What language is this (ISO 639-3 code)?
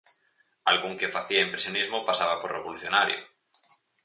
glg